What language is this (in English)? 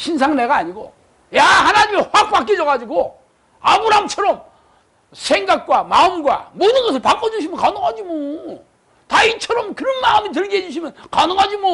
Korean